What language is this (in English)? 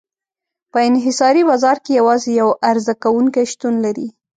Pashto